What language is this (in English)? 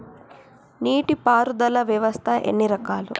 Telugu